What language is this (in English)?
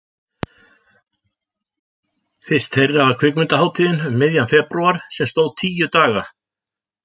Icelandic